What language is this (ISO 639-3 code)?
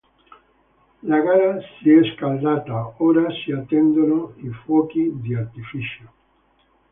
ita